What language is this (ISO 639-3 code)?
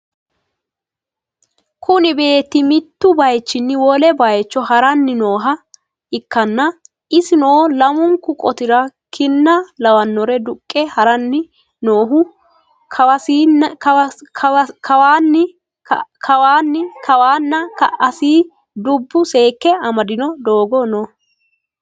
sid